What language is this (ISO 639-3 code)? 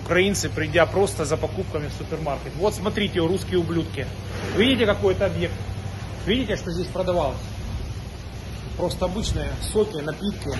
rus